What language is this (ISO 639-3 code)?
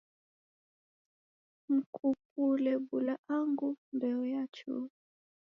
dav